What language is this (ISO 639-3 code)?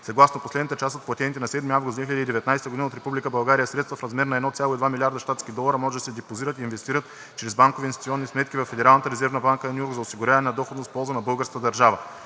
bul